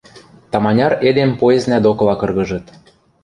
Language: Western Mari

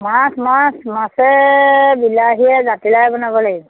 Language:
Assamese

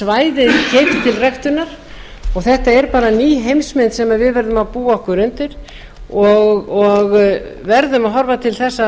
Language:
Icelandic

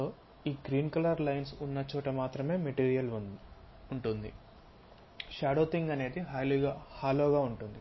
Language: Telugu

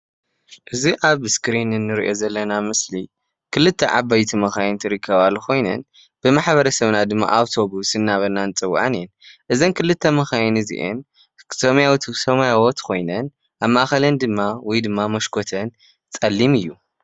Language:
Tigrinya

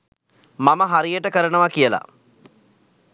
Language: Sinhala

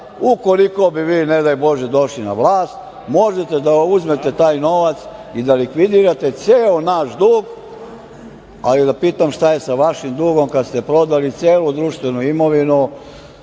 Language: Serbian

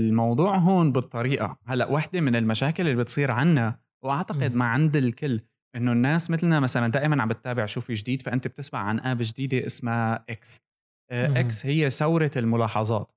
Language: Arabic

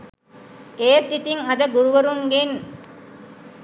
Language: Sinhala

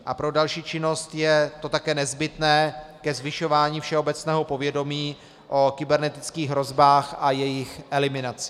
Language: Czech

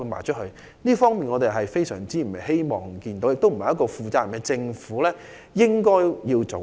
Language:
Cantonese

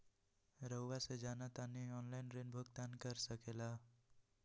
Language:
Magahi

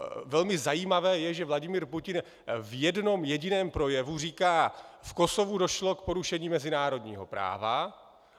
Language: Czech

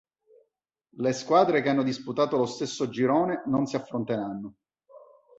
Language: Italian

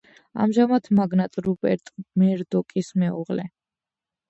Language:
Georgian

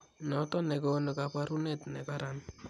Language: Kalenjin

